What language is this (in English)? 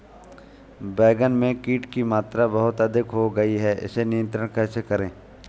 Hindi